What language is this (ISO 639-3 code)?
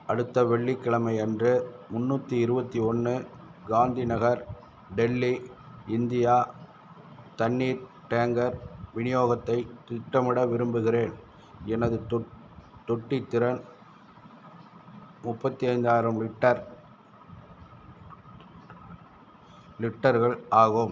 tam